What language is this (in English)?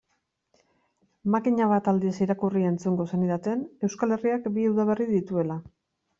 Basque